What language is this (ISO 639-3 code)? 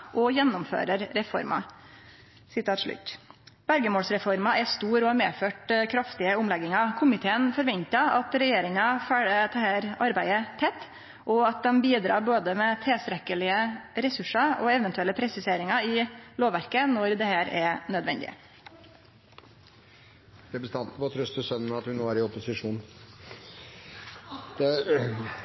nor